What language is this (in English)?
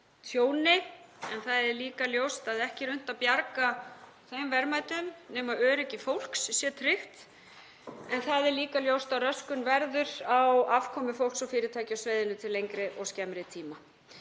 Icelandic